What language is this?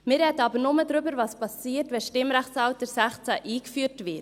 Swiss German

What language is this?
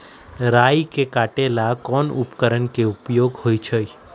Magahi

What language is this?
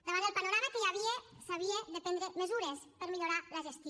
Catalan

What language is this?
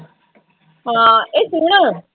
Punjabi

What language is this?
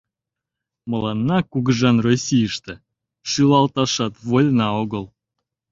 Mari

